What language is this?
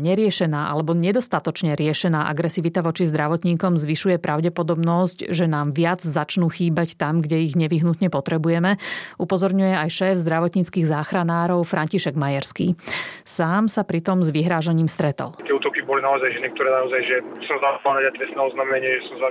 Slovak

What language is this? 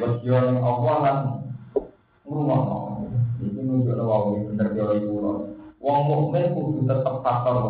Indonesian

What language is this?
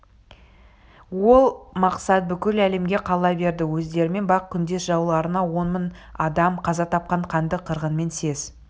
Kazakh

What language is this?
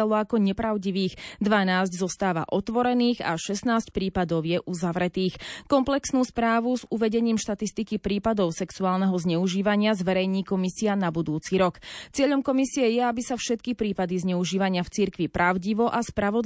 Slovak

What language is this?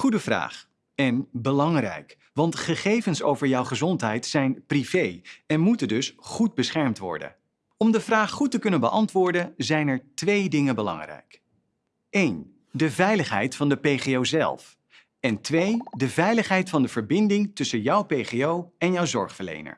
Dutch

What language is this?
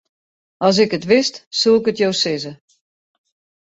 Western Frisian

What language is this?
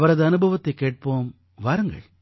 Tamil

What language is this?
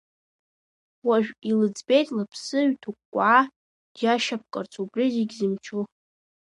Abkhazian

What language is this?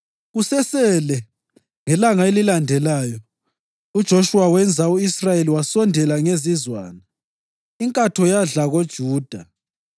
North Ndebele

